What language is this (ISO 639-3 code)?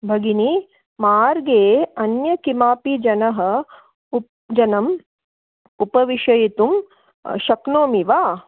san